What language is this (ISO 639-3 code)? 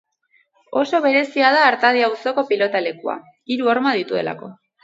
eus